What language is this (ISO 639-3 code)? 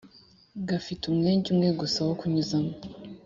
kin